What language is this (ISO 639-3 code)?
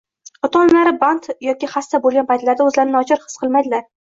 uzb